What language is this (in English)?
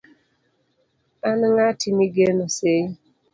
Luo (Kenya and Tanzania)